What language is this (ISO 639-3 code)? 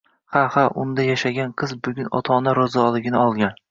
uzb